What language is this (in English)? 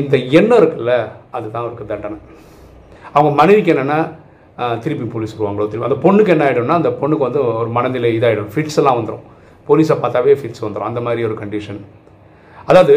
Tamil